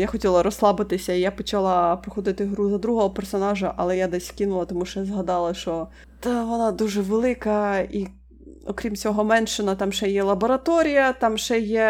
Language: Ukrainian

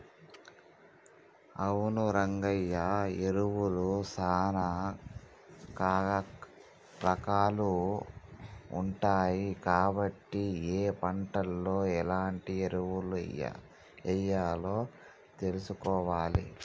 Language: Telugu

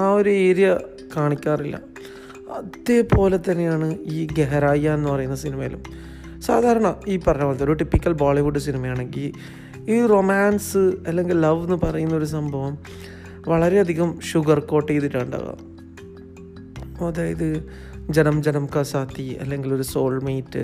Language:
Malayalam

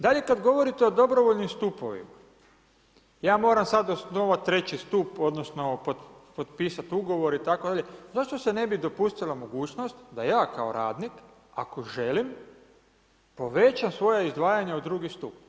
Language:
Croatian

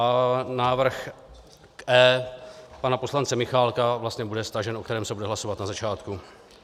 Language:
Czech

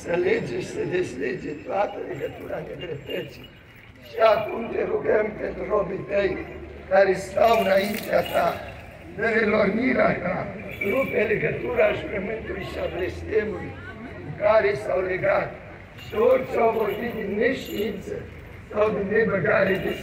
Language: Romanian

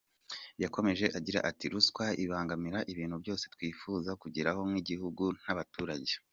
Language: Kinyarwanda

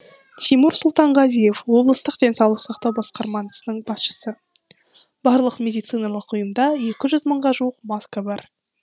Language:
Kazakh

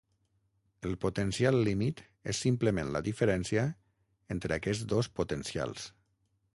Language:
Catalan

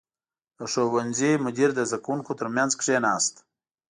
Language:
Pashto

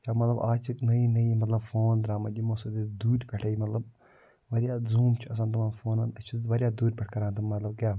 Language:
Kashmiri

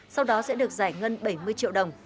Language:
Vietnamese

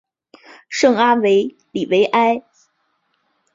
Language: Chinese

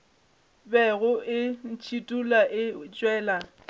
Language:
Northern Sotho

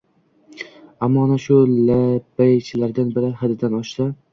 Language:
Uzbek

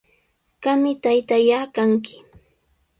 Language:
Sihuas Ancash Quechua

